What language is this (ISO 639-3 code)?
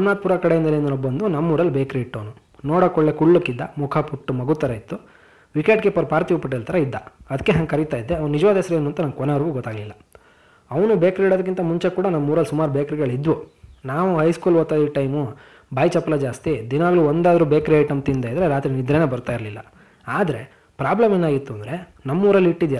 kan